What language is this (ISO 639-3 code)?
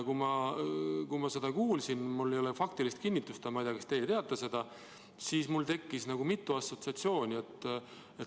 est